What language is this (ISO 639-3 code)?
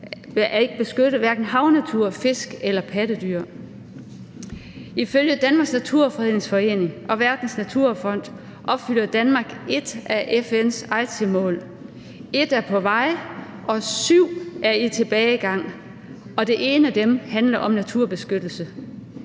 dan